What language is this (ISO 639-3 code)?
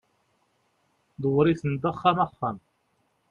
kab